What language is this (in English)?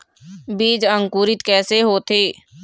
Chhattisgarhi